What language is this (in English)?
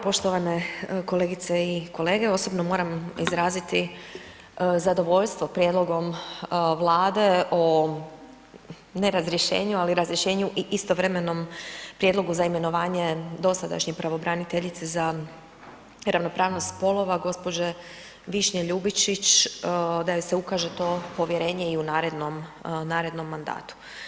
Croatian